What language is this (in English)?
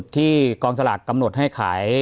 Thai